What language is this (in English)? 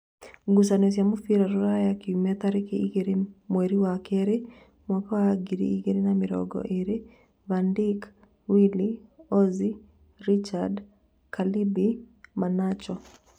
Kikuyu